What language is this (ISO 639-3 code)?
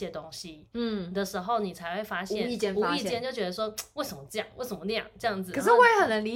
zho